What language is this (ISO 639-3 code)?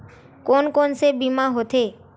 hne